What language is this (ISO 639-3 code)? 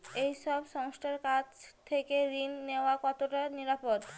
ben